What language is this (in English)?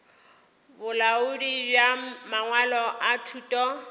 Northern Sotho